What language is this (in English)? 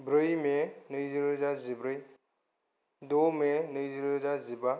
Bodo